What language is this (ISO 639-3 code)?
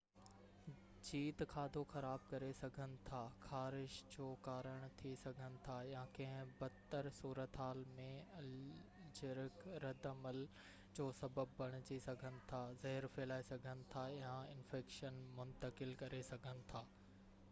snd